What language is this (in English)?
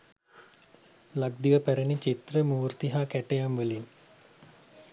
Sinhala